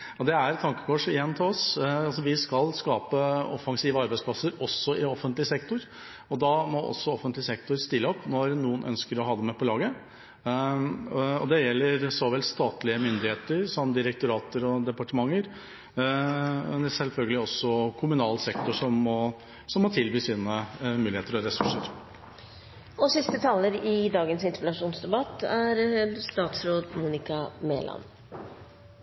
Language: Norwegian Bokmål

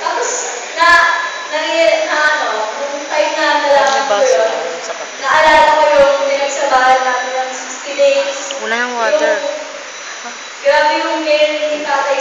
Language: Filipino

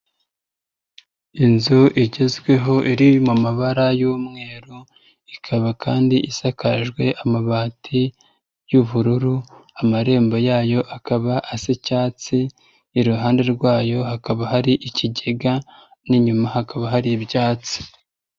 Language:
Kinyarwanda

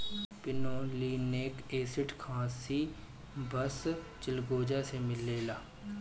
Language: Bhojpuri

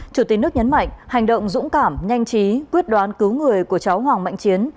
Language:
Vietnamese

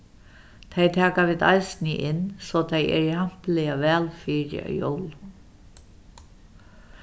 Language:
Faroese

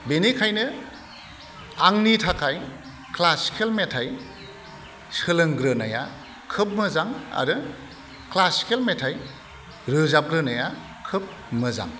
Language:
Bodo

